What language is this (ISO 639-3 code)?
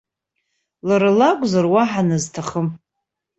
abk